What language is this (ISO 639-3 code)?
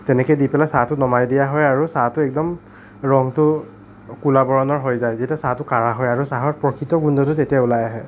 asm